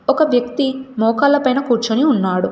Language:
Telugu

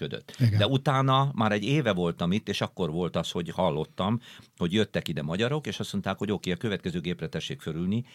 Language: Hungarian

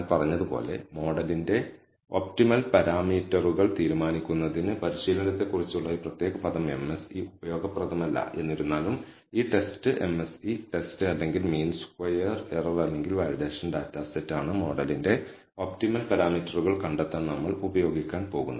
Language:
Malayalam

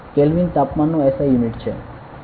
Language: Gujarati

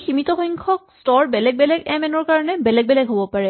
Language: Assamese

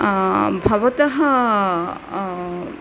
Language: Sanskrit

